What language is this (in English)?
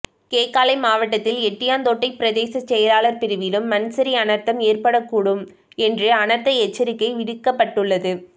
Tamil